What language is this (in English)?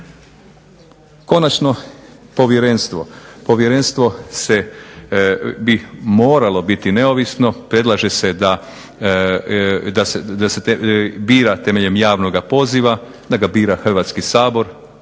Croatian